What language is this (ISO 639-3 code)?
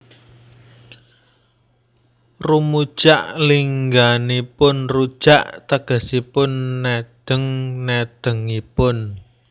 jav